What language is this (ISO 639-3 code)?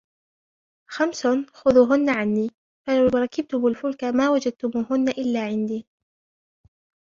ara